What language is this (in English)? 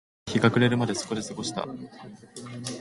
Japanese